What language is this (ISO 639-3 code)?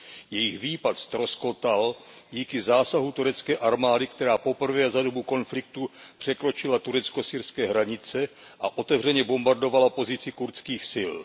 ces